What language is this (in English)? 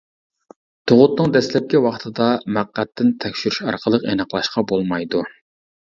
Uyghur